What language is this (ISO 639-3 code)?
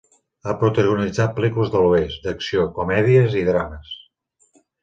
cat